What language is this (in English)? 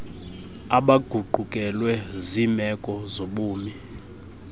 Xhosa